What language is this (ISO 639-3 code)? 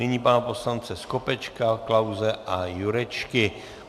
ces